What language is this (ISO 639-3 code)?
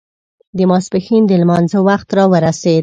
pus